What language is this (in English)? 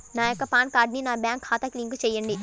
Telugu